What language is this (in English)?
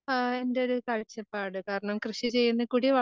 Malayalam